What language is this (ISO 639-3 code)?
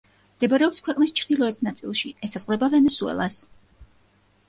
kat